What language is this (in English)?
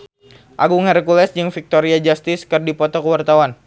Sundanese